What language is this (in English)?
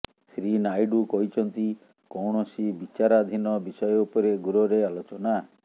Odia